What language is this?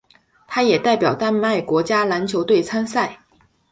Chinese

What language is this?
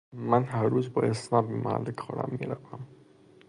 Persian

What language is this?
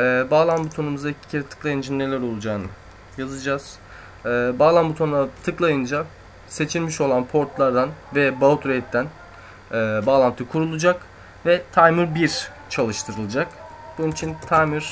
Turkish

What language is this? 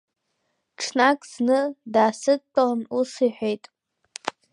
Abkhazian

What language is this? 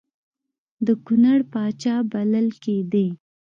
Pashto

